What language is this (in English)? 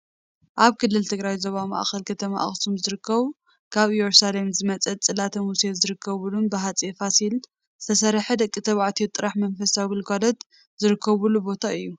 Tigrinya